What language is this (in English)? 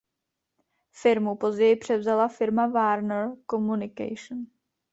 Czech